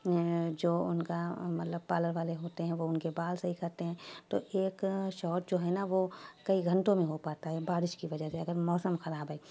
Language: Urdu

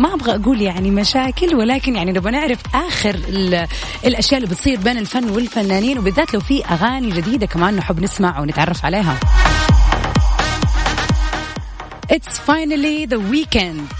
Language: Arabic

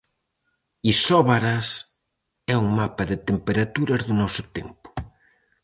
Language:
Galician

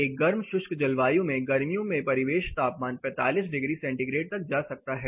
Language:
Hindi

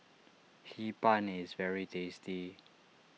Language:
English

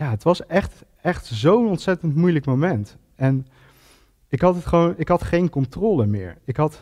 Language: Dutch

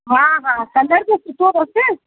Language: Sindhi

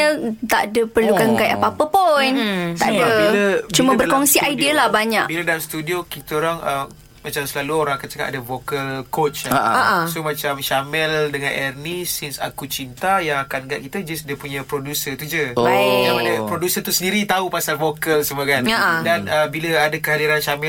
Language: Malay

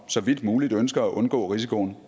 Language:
Danish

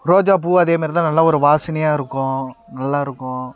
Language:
Tamil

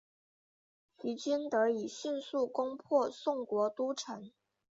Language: Chinese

